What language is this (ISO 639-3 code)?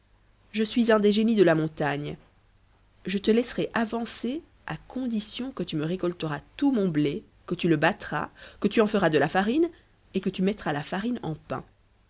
fra